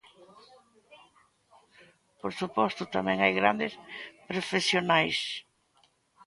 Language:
Galician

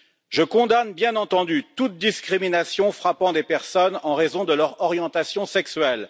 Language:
French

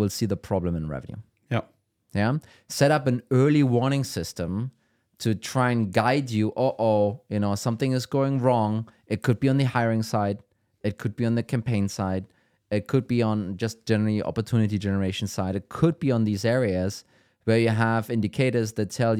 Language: English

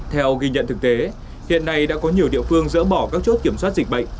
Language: Vietnamese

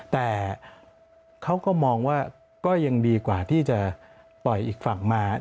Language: Thai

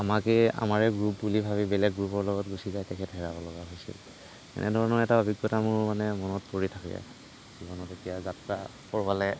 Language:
Assamese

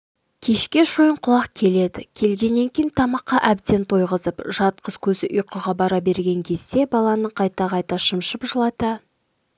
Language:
Kazakh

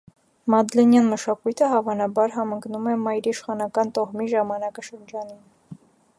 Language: Armenian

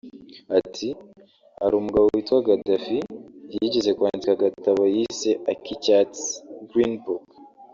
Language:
Kinyarwanda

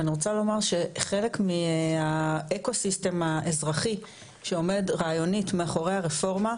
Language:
Hebrew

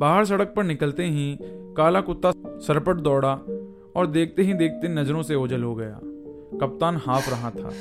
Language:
Hindi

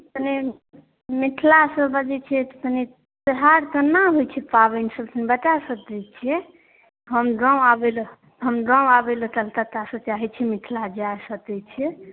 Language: Maithili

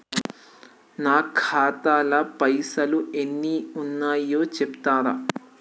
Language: Telugu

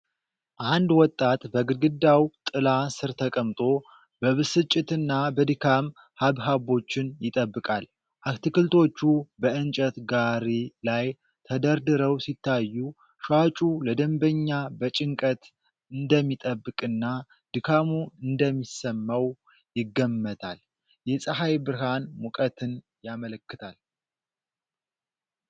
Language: Amharic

